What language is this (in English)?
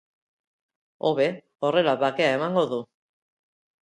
Basque